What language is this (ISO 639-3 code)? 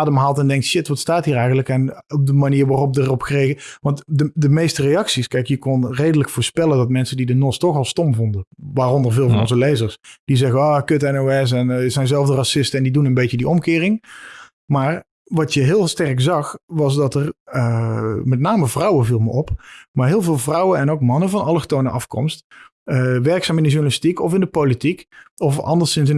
nld